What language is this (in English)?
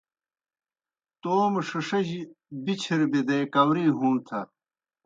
Kohistani Shina